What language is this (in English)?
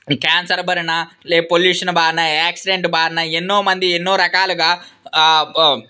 Telugu